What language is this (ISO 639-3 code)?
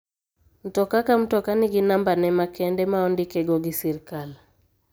luo